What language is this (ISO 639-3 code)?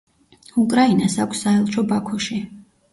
kat